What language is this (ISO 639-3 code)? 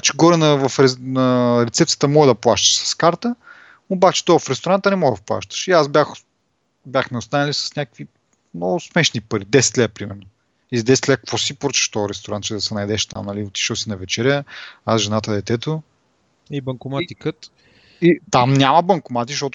bul